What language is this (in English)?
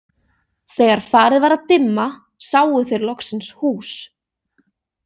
Icelandic